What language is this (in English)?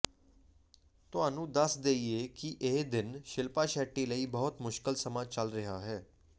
Punjabi